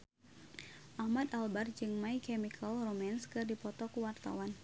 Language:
Sundanese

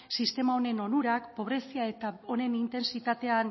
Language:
Basque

